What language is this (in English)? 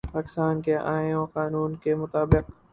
Urdu